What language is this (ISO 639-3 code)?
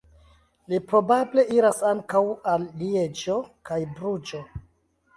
epo